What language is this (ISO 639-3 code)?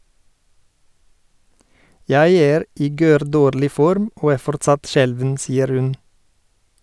nor